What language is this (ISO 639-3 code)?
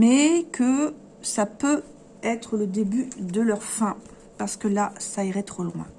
fra